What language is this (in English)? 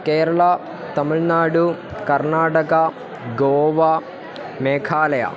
Sanskrit